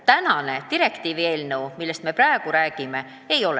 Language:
Estonian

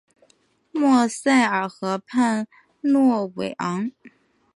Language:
Chinese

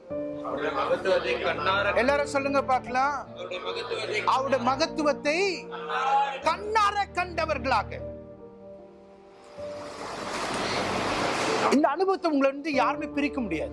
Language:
Tamil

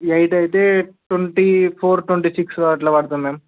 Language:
Telugu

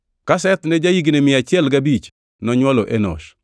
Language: Luo (Kenya and Tanzania)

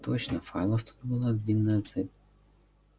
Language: Russian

